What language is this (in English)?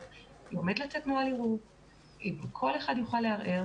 Hebrew